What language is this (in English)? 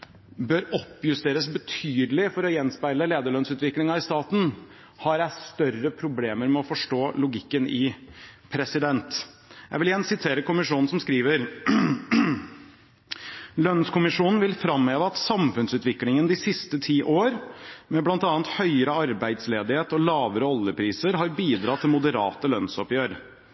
Norwegian Bokmål